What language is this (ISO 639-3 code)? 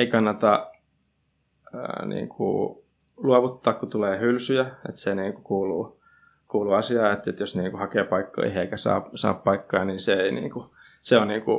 fin